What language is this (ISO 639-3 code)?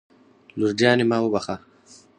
pus